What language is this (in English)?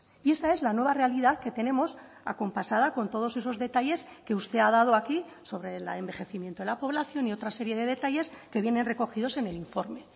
Spanish